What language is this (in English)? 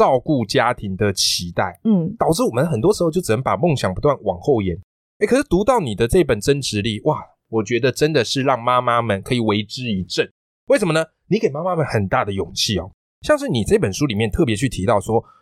Chinese